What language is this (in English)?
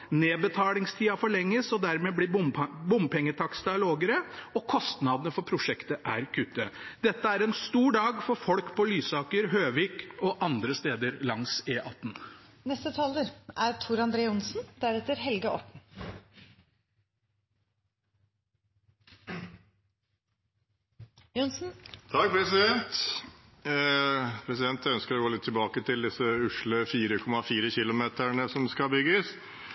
Norwegian Bokmål